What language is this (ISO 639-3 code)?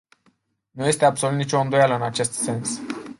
ron